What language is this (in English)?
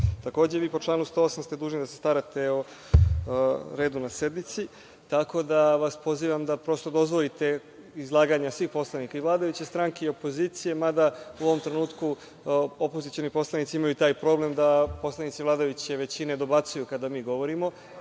Serbian